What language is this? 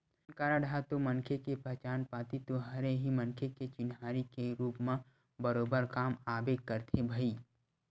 Chhattisgarhi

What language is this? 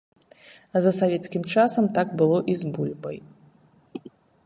Belarusian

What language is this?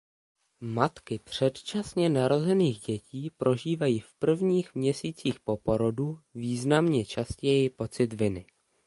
Czech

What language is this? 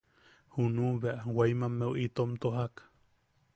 Yaqui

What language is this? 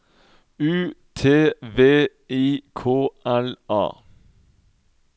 Norwegian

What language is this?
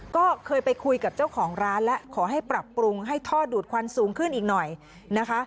Thai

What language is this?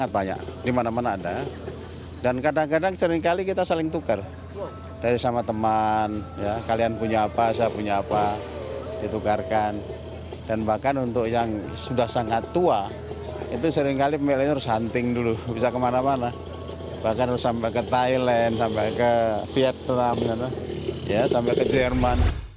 Indonesian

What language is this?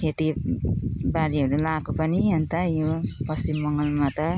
Nepali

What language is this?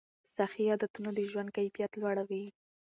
Pashto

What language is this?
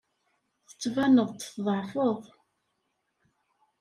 Kabyle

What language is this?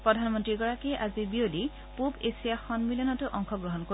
Assamese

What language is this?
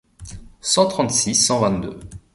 French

